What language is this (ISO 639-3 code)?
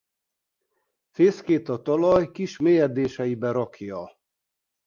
hun